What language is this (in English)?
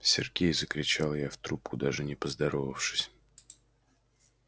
Russian